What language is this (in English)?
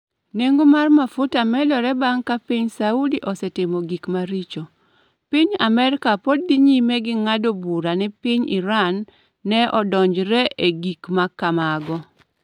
Luo (Kenya and Tanzania)